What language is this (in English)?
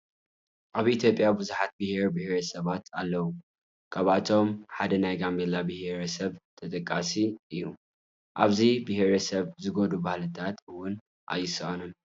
Tigrinya